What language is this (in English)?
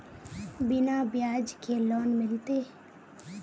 Magahi